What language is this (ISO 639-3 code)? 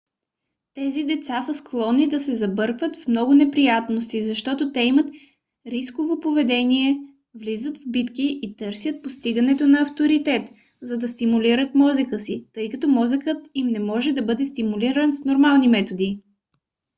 bul